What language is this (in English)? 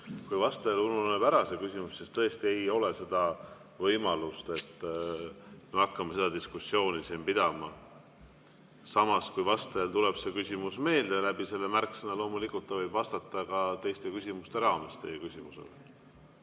Estonian